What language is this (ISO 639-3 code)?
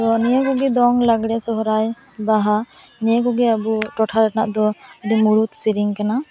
sat